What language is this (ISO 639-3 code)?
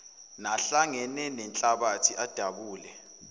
zul